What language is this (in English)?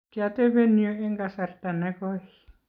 Kalenjin